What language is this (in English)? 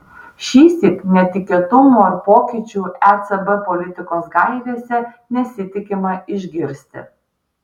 Lithuanian